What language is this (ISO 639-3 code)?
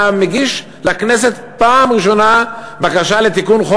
heb